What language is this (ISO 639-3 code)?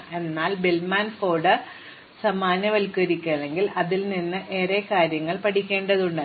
mal